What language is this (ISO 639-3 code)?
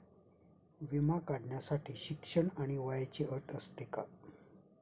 mar